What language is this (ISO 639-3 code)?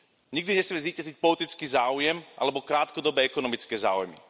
slk